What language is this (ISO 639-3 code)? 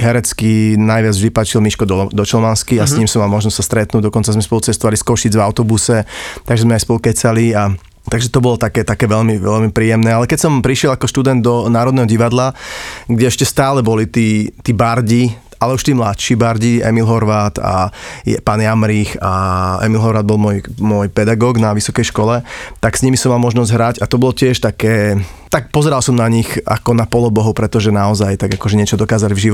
slk